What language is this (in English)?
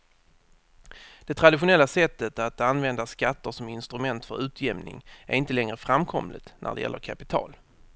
Swedish